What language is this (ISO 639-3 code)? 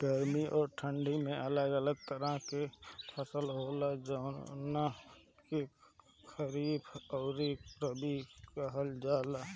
bho